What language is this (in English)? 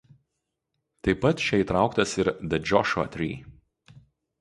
Lithuanian